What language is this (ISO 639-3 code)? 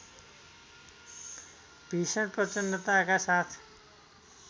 nep